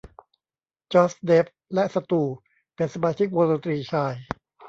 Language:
Thai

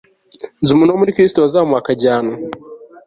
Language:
Kinyarwanda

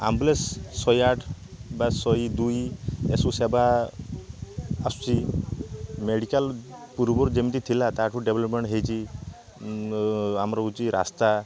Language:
Odia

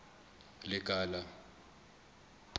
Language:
Southern Sotho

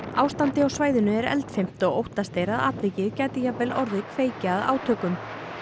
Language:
Icelandic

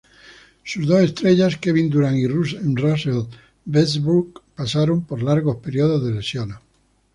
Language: Spanish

